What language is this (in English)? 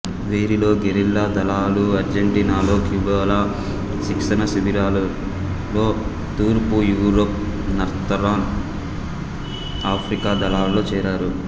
Telugu